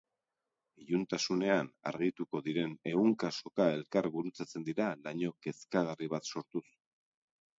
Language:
Basque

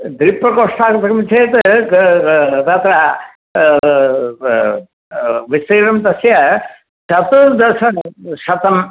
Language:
Sanskrit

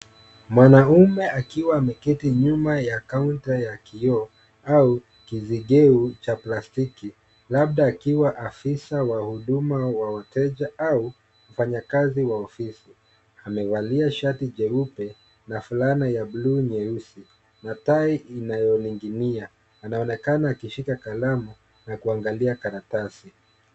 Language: Swahili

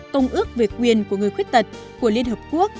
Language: Vietnamese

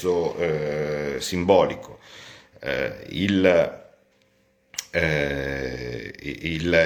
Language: Italian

